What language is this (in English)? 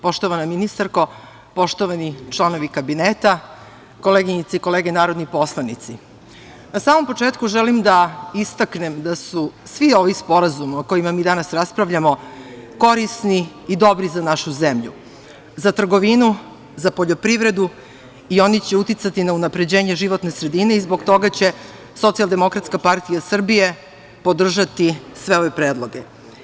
Serbian